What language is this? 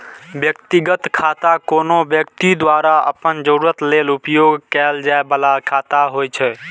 Maithili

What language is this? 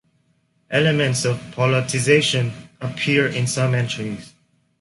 English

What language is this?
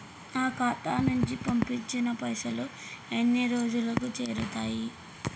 Telugu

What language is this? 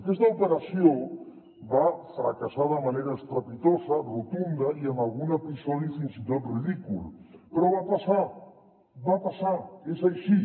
Catalan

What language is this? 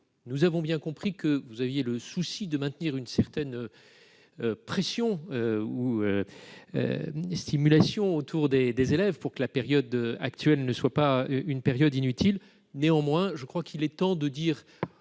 French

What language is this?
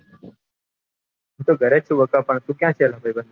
Gujarati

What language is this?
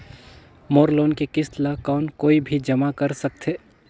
Chhattisgarhi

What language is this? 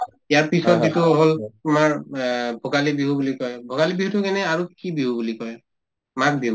Assamese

